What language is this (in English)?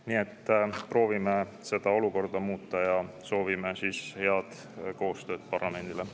Estonian